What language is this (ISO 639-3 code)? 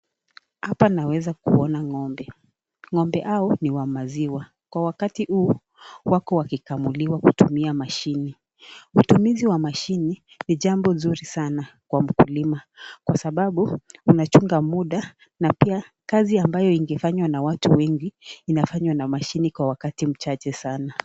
swa